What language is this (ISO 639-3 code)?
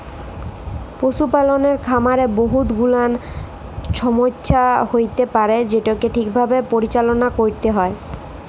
ben